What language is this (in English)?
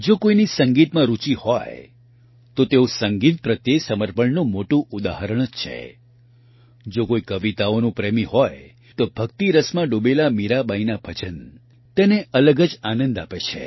Gujarati